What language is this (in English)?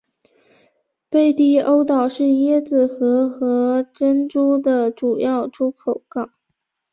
Chinese